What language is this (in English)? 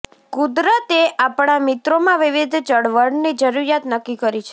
Gujarati